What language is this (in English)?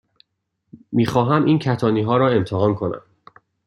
Persian